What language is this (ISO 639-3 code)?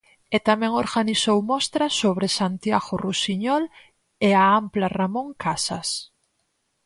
glg